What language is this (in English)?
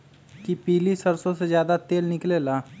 Magahi